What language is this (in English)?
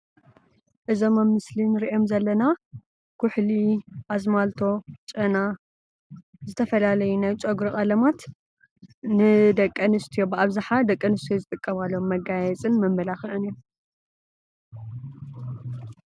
Tigrinya